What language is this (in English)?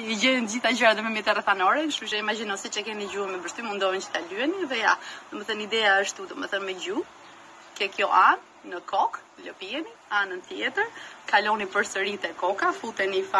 Turkish